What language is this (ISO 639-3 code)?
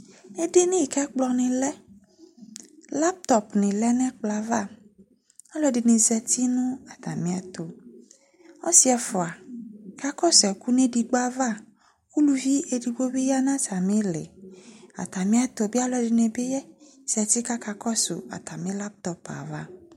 kpo